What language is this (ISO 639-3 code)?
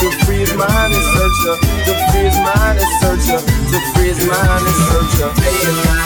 eng